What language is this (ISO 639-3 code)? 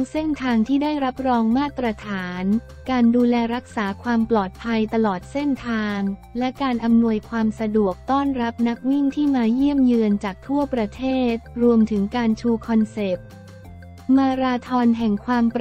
tha